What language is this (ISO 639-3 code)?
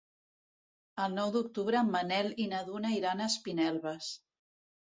cat